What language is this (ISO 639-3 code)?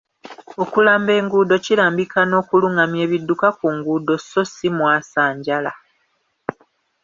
lug